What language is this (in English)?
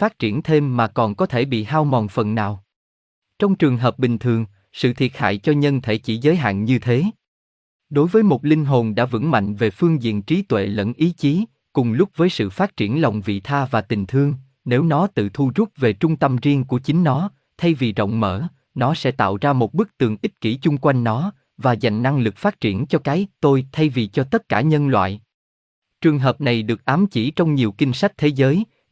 Vietnamese